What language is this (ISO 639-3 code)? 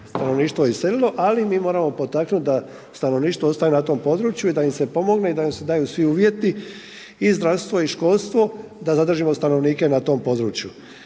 hrv